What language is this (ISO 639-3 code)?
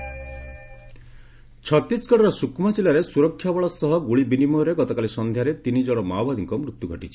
ori